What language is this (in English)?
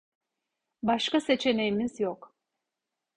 Turkish